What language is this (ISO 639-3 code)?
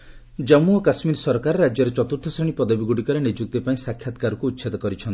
ori